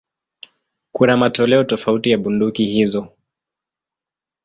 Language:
Swahili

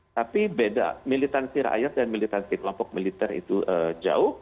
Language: Indonesian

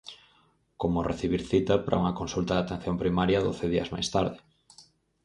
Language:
Galician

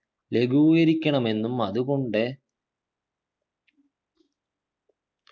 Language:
Malayalam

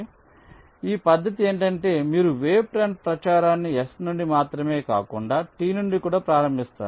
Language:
Telugu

